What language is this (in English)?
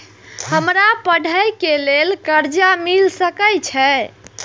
Maithili